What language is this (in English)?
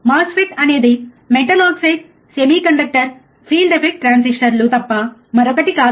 Telugu